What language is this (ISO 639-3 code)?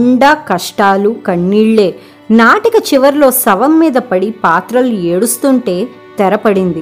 tel